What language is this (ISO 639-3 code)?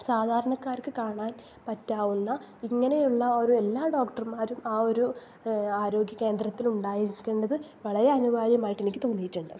mal